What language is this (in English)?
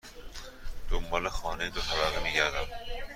Persian